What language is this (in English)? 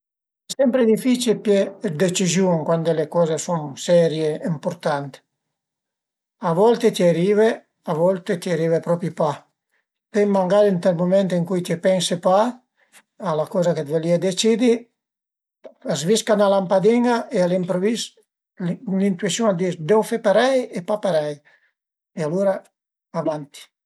Piedmontese